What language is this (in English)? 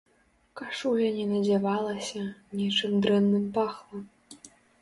Belarusian